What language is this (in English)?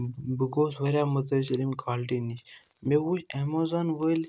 Kashmiri